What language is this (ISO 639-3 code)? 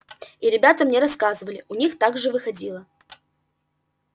rus